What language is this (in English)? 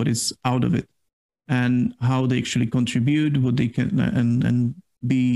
English